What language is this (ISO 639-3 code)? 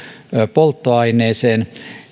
fin